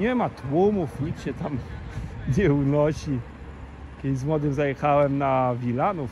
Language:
Polish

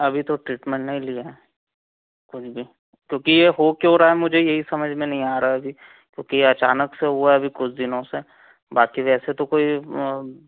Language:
Hindi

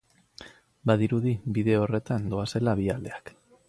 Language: Basque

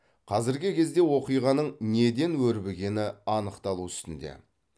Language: Kazakh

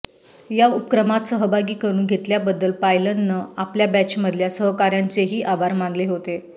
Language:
Marathi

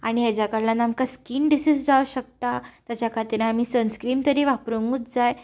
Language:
Konkani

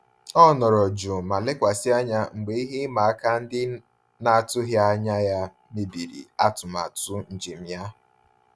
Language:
Igbo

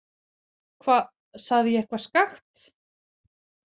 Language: Icelandic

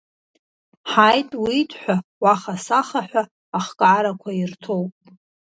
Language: Abkhazian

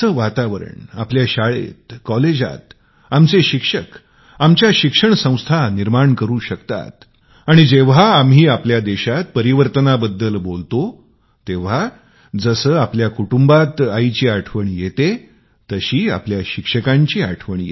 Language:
Marathi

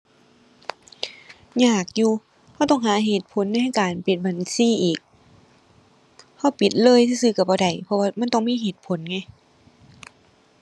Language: Thai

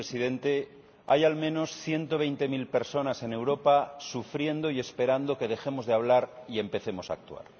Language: Spanish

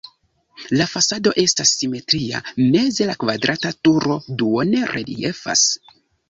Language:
Esperanto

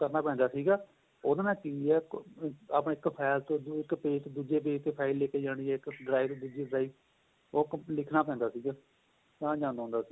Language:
Punjabi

